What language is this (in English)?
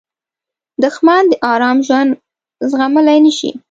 Pashto